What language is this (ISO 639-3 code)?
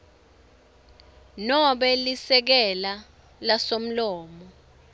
ssw